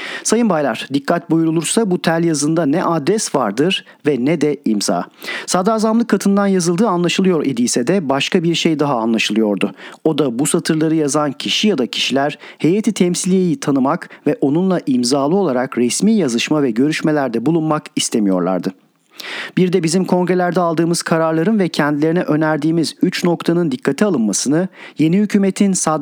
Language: Turkish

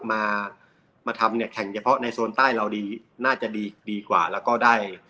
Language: Thai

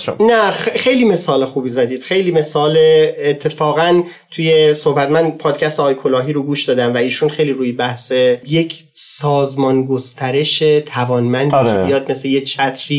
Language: Persian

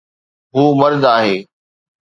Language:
Sindhi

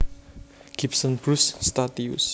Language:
Javanese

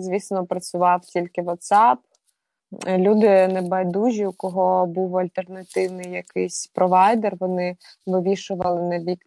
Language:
Ukrainian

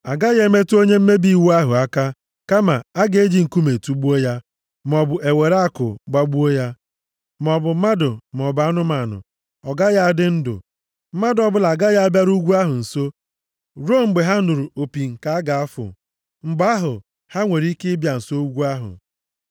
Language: Igbo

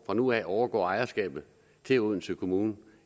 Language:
Danish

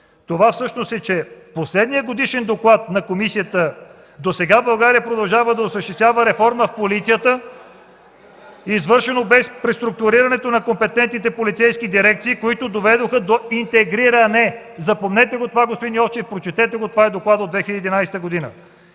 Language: Bulgarian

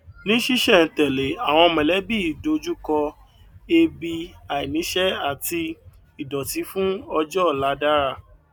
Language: Yoruba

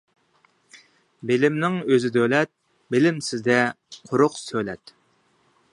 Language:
Uyghur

